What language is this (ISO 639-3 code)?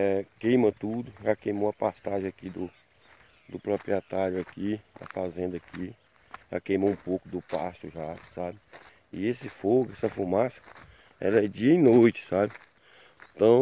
por